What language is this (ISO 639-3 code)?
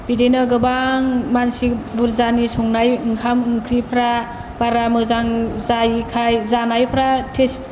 brx